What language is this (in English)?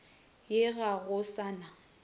Northern Sotho